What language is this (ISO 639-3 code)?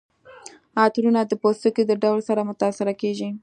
pus